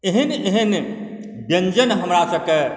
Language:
Maithili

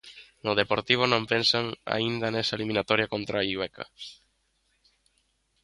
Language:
Galician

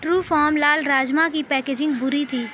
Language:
Urdu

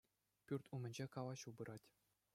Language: Chuvash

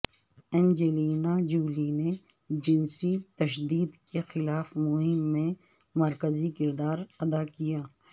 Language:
Urdu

